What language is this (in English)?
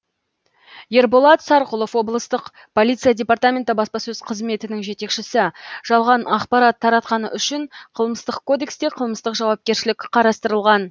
Kazakh